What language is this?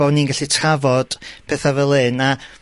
Welsh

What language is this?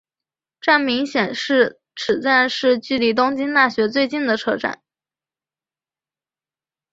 Chinese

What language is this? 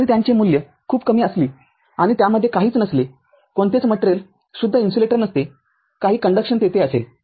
Marathi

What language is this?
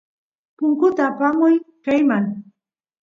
Santiago del Estero Quichua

